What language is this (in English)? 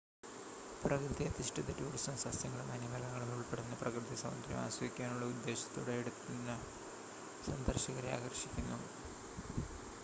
Malayalam